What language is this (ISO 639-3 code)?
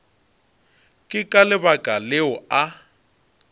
nso